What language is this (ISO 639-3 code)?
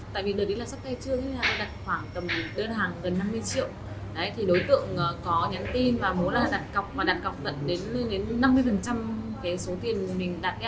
vie